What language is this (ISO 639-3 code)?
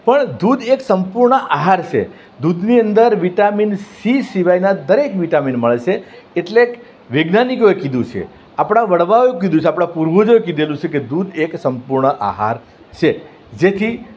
guj